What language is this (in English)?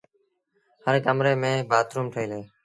Sindhi Bhil